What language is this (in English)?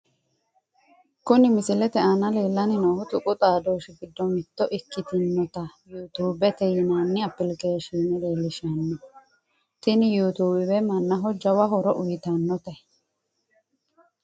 Sidamo